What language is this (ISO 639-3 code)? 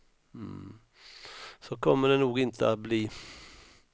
swe